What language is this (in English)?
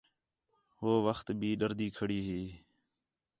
Khetrani